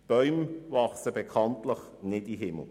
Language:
Swiss German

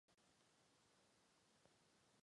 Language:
Czech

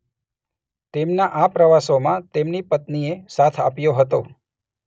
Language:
Gujarati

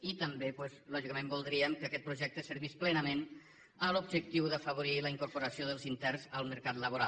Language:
Catalan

